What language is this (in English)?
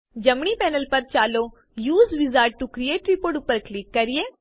Gujarati